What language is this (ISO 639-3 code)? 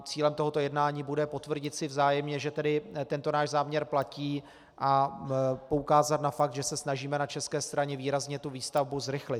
ces